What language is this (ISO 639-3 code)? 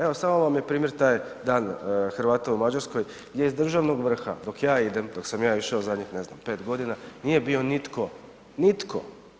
hrv